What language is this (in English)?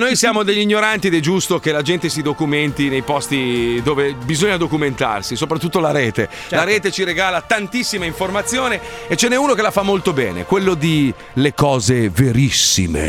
Italian